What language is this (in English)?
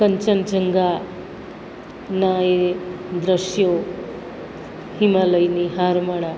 Gujarati